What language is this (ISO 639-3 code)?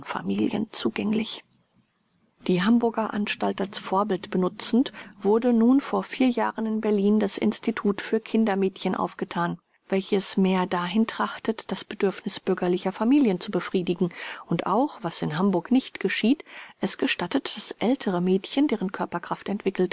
deu